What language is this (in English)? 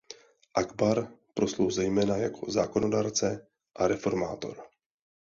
Czech